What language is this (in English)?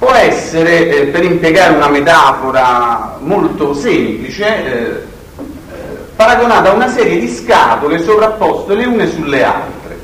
Italian